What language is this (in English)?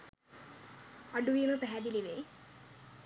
Sinhala